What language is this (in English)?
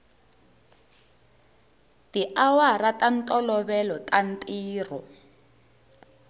Tsonga